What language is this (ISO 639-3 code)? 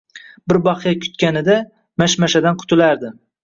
uzb